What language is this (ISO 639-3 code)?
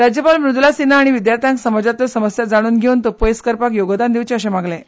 kok